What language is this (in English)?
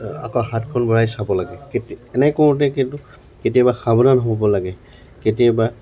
Assamese